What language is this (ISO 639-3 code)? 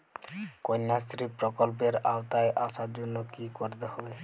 ben